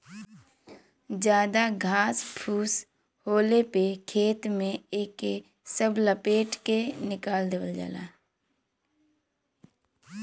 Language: Bhojpuri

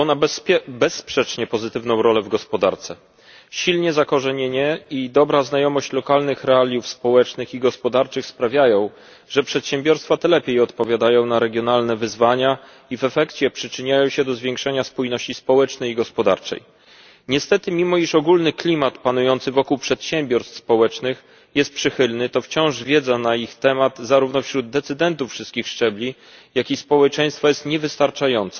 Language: Polish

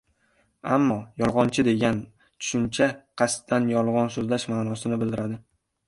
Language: Uzbek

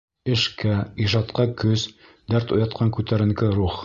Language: Bashkir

